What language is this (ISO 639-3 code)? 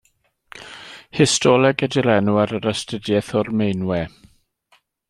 cym